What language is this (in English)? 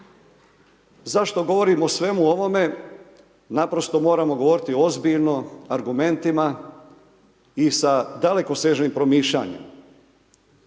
Croatian